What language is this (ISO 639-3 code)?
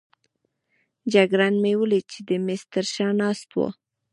pus